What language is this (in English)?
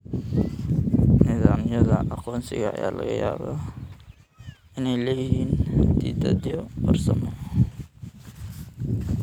Somali